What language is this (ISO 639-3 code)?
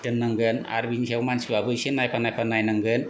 brx